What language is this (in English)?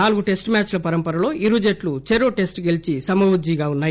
Telugu